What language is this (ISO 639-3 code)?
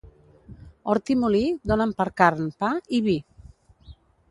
cat